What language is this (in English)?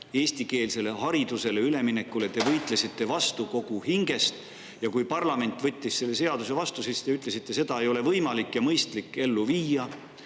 Estonian